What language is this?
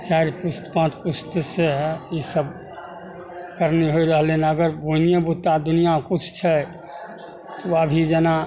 Maithili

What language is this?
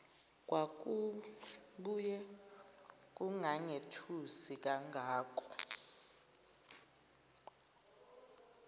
Zulu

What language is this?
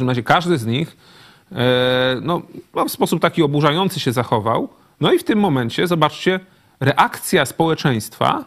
Polish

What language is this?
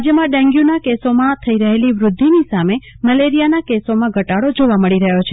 Gujarati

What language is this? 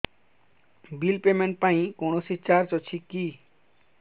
Odia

